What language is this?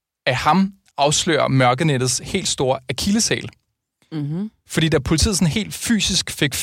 Danish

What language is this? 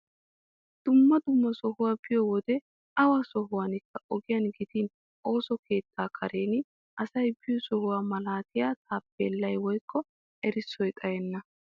Wolaytta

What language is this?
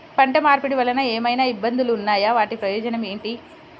Telugu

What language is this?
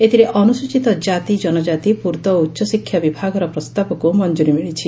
Odia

